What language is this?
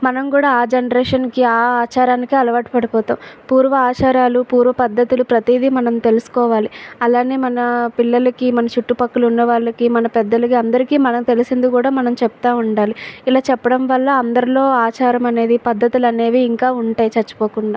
Telugu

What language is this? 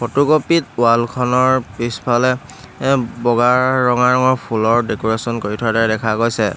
Assamese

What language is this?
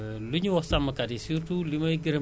Wolof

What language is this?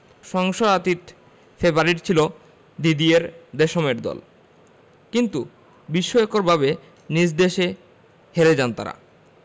Bangla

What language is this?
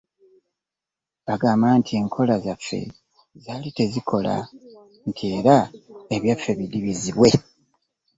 Ganda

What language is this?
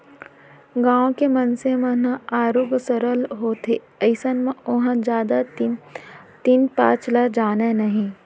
Chhattisgarhi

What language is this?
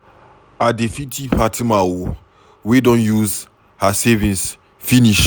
Nigerian Pidgin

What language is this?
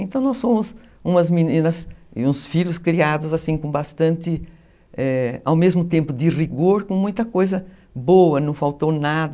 Portuguese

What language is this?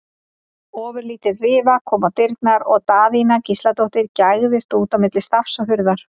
Icelandic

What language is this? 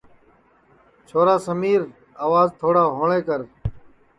Sansi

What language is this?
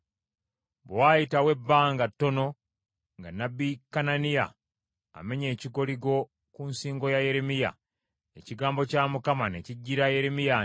Ganda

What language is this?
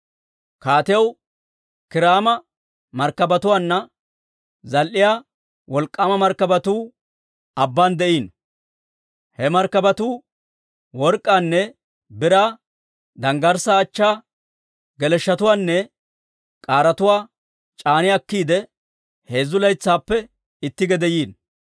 Dawro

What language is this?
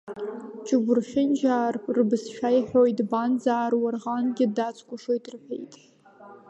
Abkhazian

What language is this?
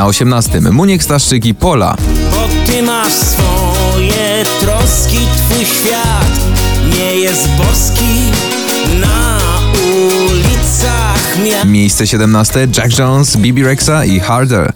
Polish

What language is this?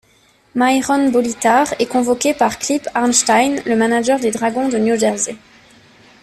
French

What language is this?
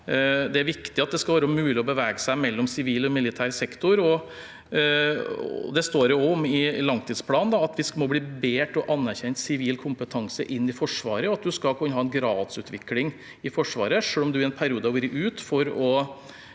Norwegian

